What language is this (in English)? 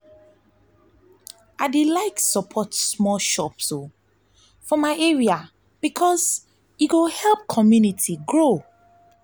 Nigerian Pidgin